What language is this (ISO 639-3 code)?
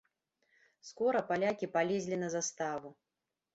bel